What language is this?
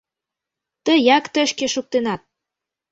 Mari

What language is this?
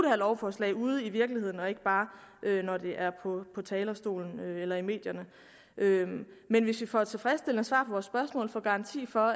Danish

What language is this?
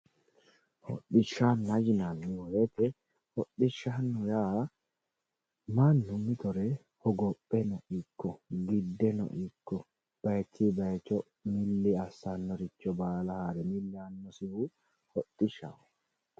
Sidamo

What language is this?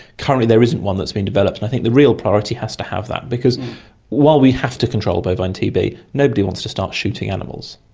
English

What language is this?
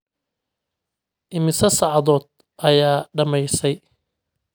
Somali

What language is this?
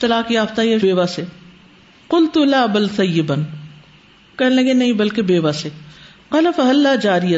Urdu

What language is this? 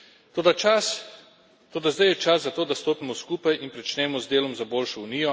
Slovenian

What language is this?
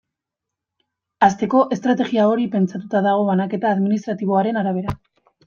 Basque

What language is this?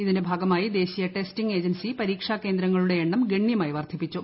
Malayalam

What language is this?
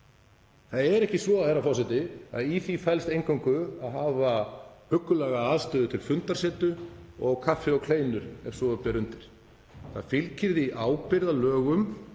Icelandic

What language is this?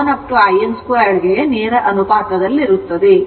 Kannada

